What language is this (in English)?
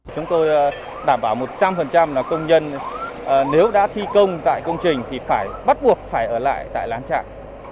Vietnamese